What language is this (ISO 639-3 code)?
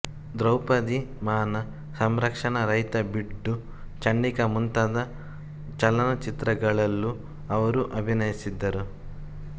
kan